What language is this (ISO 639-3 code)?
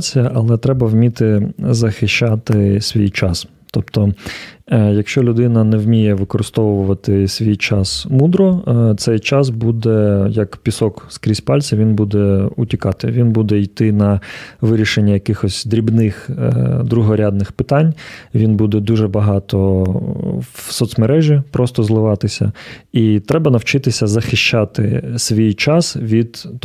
ukr